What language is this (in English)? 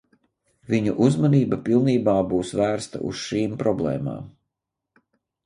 Latvian